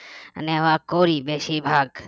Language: Bangla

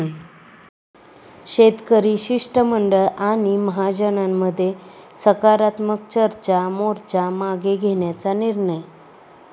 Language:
Marathi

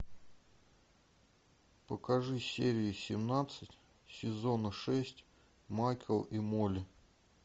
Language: Russian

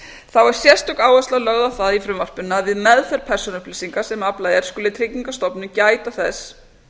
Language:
Icelandic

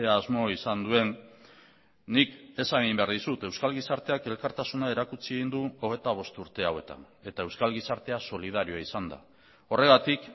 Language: Basque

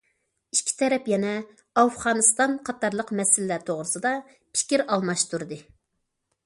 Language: Uyghur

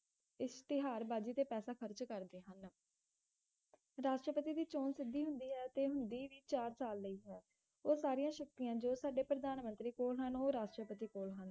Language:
Punjabi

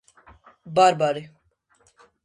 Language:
Georgian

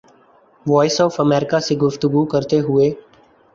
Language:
Urdu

